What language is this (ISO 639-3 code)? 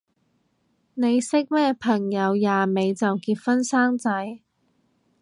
yue